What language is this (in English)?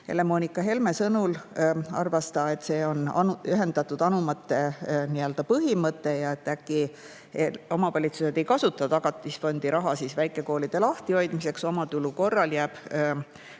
Estonian